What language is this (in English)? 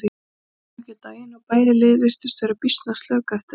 Icelandic